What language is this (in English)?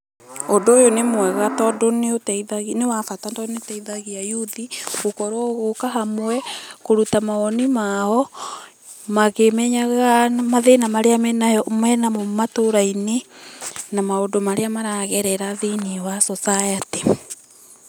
Kikuyu